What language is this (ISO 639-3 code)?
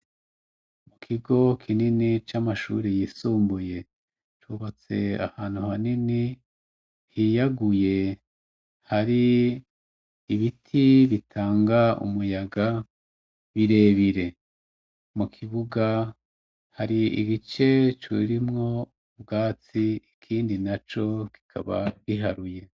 run